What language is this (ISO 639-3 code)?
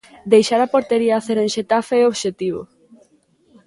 glg